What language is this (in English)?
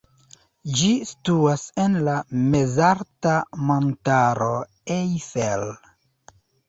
Esperanto